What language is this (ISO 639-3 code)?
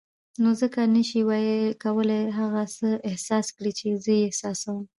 pus